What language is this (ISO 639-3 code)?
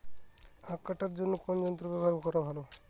ben